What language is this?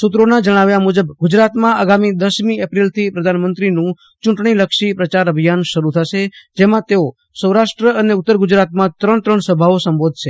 Gujarati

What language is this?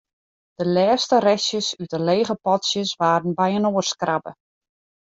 Western Frisian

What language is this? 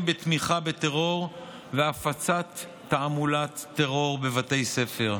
Hebrew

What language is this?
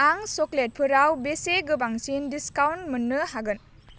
Bodo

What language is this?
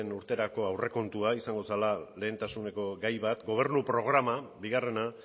Basque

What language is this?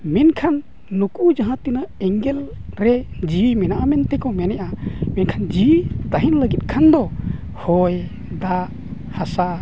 Santali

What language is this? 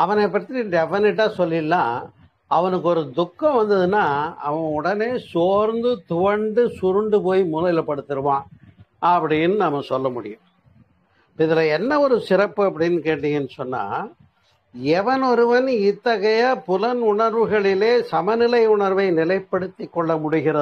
Tamil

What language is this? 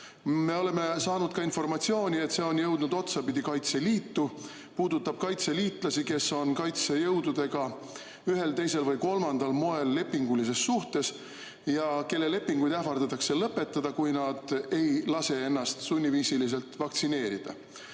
Estonian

